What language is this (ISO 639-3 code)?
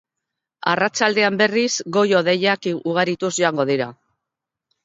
eus